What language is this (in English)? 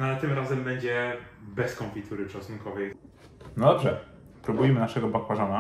Polish